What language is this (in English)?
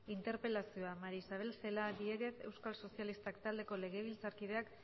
Basque